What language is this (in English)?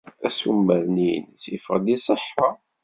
Kabyle